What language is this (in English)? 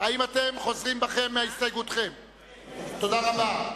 Hebrew